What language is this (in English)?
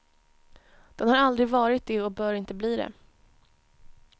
Swedish